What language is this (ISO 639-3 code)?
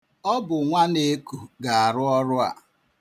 ibo